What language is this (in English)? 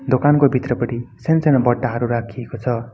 Nepali